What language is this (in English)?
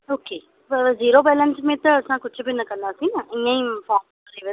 Sindhi